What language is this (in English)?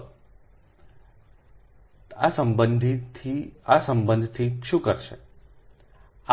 Gujarati